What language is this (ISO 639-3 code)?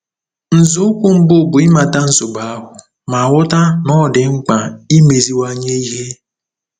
ibo